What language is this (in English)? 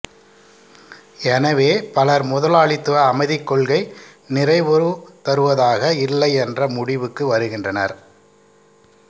Tamil